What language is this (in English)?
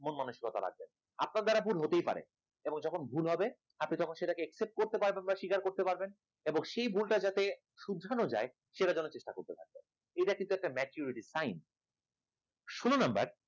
Bangla